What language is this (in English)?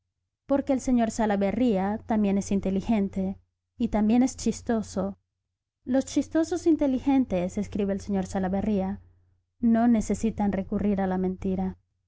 Spanish